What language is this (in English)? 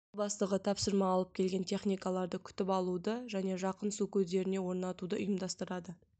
Kazakh